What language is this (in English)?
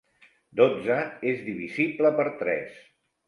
Catalan